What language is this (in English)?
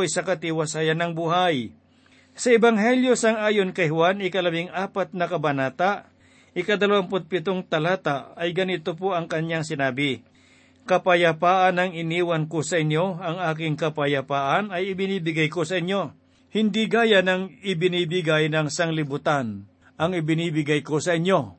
Filipino